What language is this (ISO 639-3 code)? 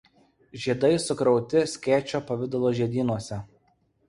lit